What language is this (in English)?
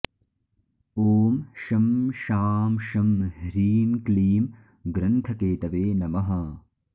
Sanskrit